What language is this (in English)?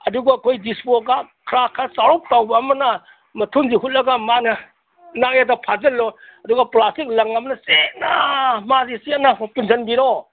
Manipuri